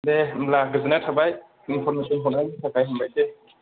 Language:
Bodo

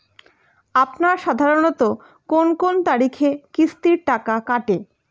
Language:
Bangla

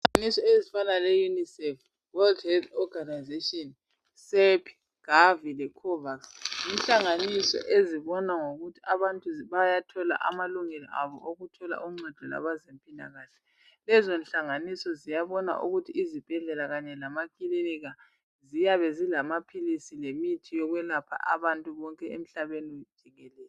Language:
North Ndebele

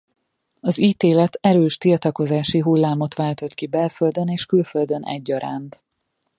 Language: Hungarian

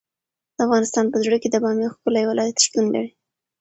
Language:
Pashto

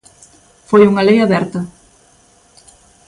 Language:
Galician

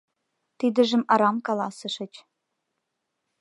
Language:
Mari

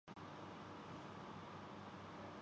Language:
Urdu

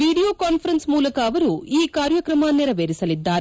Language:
Kannada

